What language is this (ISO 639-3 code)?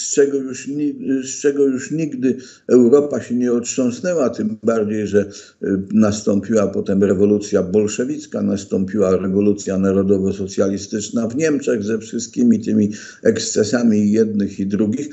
pol